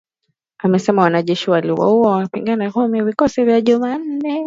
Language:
Swahili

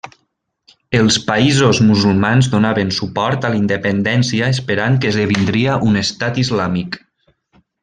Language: Catalan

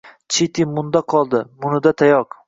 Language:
Uzbek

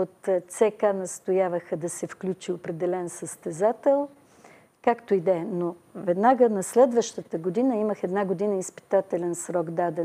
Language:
Bulgarian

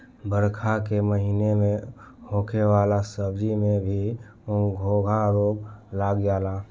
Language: Bhojpuri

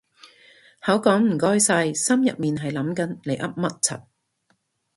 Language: Cantonese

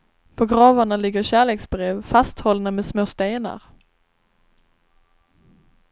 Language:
Swedish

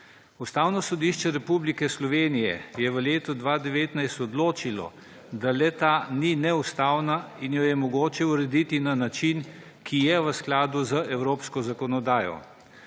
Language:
Slovenian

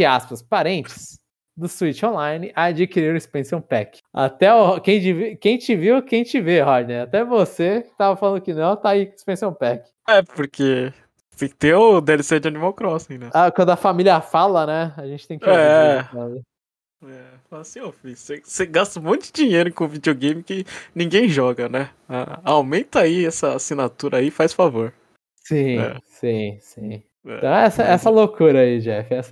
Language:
Portuguese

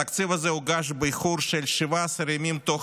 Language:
Hebrew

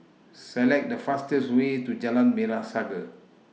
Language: English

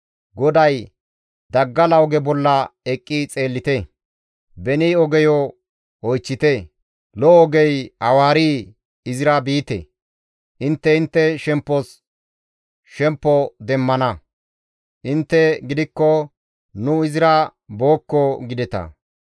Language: Gamo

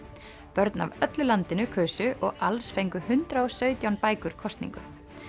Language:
Icelandic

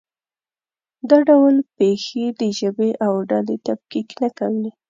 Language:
Pashto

